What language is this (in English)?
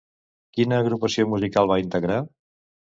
Catalan